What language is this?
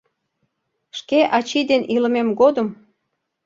Mari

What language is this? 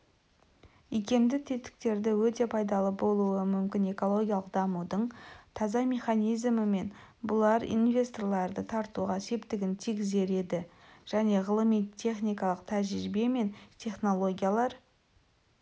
Kazakh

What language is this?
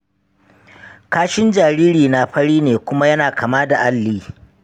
Hausa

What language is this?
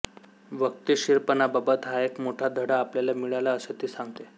Marathi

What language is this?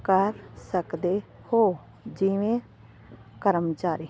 Punjabi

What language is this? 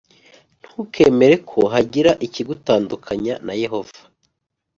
Kinyarwanda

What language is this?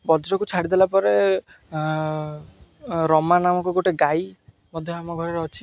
Odia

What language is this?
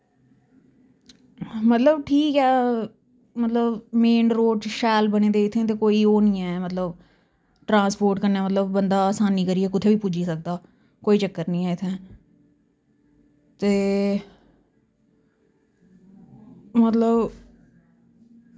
Dogri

